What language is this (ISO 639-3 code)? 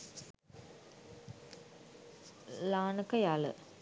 sin